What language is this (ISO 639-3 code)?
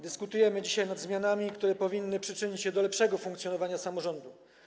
pol